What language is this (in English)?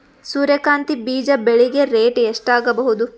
Kannada